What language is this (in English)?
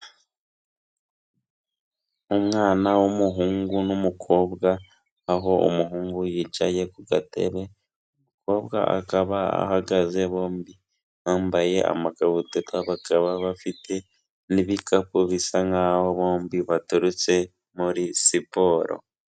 Kinyarwanda